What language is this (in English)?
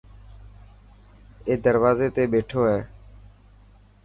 Dhatki